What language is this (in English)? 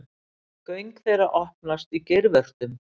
Icelandic